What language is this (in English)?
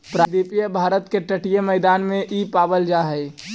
Magahi